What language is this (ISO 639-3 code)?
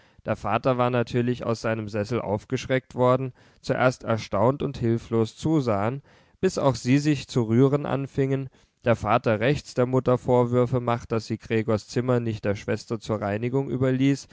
deu